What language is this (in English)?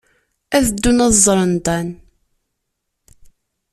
Kabyle